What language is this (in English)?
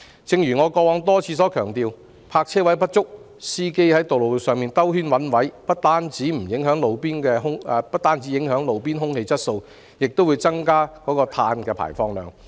Cantonese